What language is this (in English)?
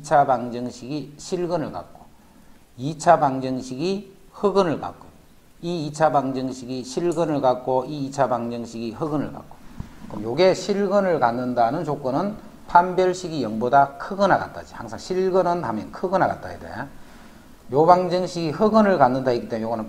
Korean